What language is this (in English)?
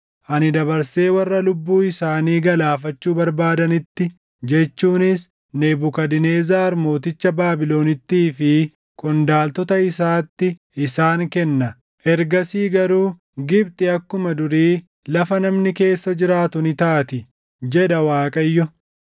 Oromo